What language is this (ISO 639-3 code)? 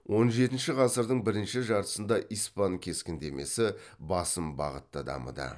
kaz